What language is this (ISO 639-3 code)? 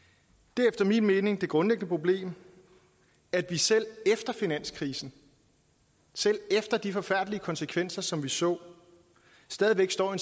dan